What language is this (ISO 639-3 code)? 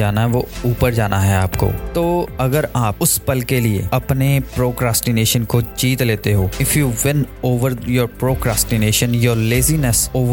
hin